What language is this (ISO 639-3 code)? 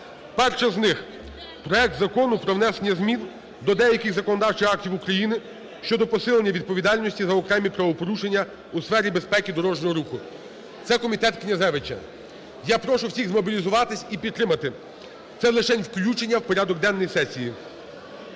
ukr